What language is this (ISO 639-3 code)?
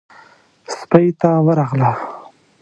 pus